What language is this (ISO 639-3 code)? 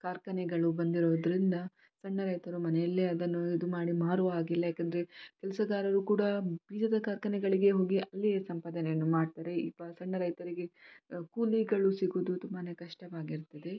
kan